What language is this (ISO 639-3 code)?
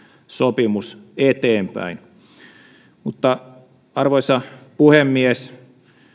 fin